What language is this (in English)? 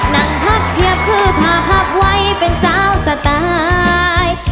Thai